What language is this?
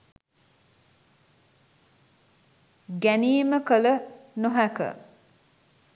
Sinhala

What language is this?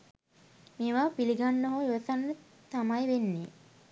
Sinhala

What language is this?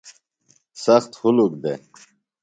Phalura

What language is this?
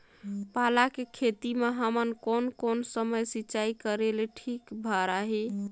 Chhattisgarhi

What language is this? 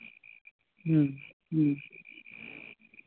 Santali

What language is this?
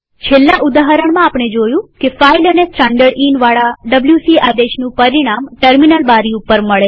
Gujarati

